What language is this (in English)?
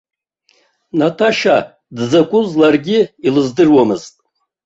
Abkhazian